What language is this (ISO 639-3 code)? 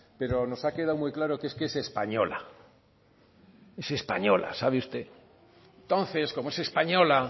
spa